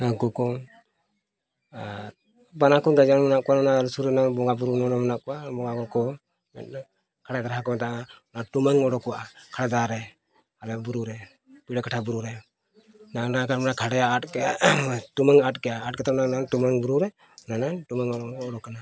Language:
Santali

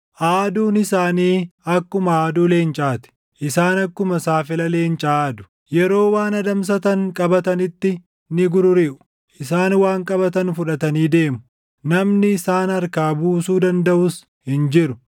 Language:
Oromo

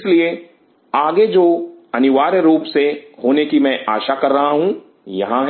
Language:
Hindi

